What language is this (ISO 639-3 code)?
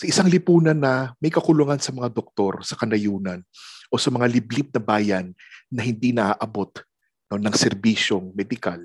fil